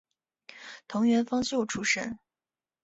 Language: Chinese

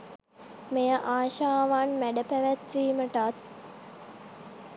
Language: Sinhala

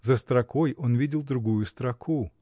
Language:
Russian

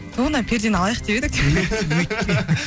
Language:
Kazakh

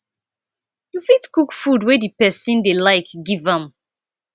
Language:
Nigerian Pidgin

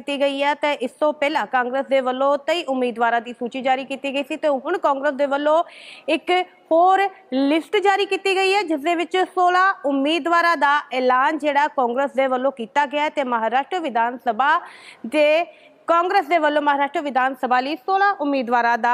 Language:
Hindi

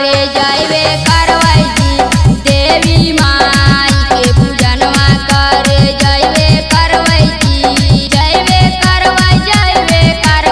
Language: Korean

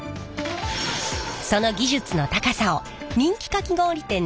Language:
Japanese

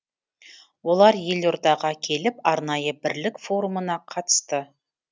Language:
Kazakh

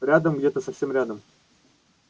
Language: Russian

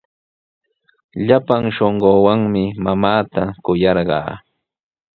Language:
Sihuas Ancash Quechua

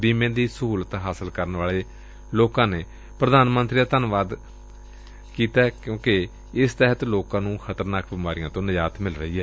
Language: Punjabi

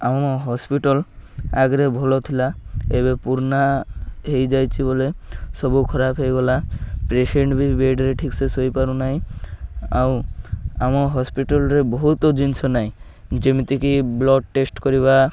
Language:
Odia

